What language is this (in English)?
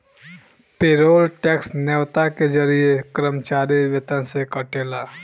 Bhojpuri